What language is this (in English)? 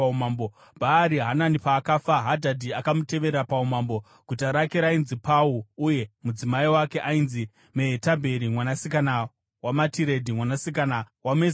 Shona